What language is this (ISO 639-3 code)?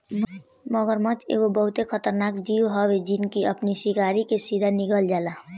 bho